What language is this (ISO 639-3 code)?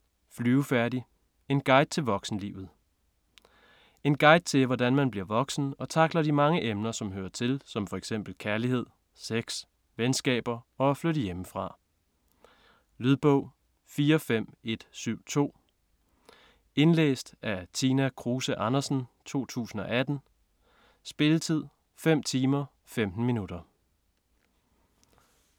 dan